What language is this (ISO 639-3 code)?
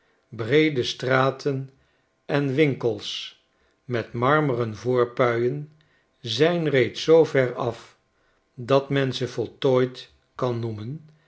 nld